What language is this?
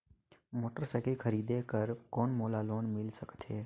Chhattisgarhi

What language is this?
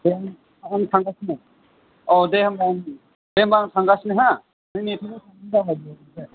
Bodo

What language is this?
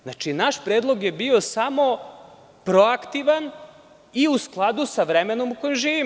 Serbian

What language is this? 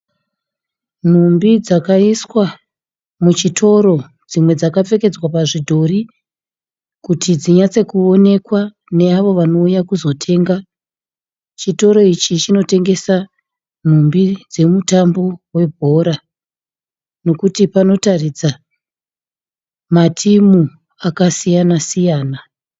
Shona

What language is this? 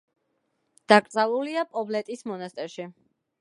Georgian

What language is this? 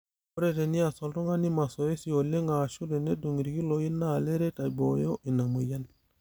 Masai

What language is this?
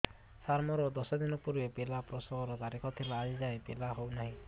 Odia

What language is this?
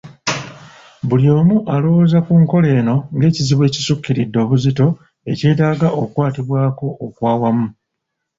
Ganda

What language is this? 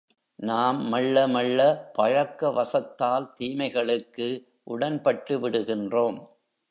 Tamil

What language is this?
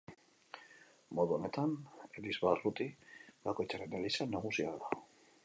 Basque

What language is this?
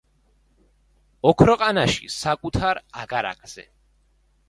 Georgian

